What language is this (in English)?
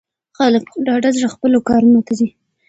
Pashto